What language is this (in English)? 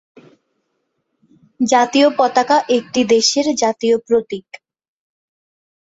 Bangla